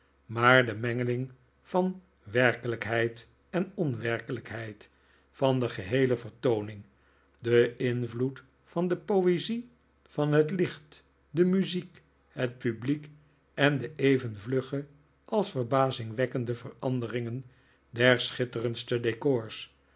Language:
Dutch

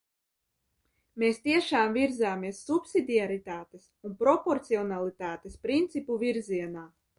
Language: Latvian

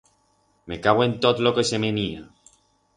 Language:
Aragonese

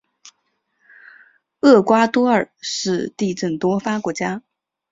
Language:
Chinese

